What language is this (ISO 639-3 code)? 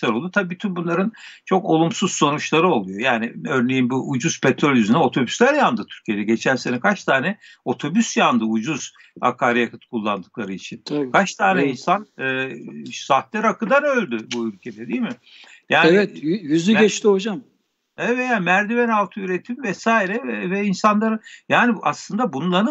tur